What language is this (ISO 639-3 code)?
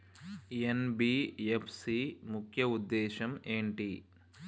tel